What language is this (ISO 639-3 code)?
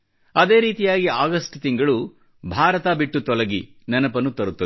kan